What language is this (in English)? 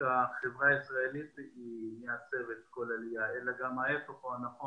Hebrew